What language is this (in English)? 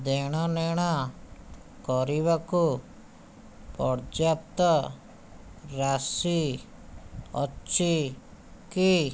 Odia